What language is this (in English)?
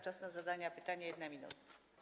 Polish